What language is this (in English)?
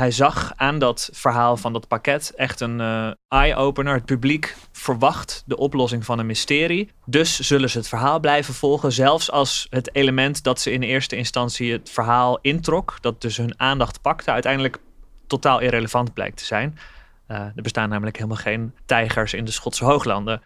Dutch